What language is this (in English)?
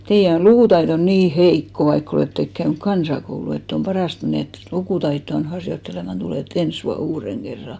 Finnish